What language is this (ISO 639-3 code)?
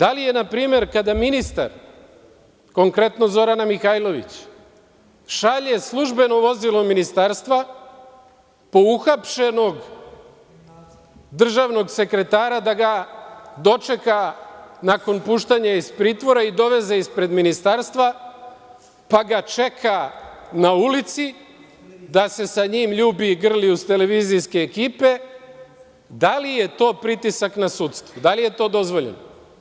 srp